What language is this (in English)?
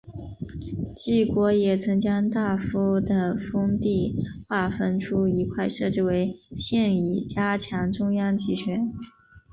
Chinese